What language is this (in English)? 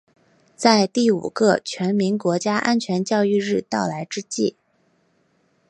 Chinese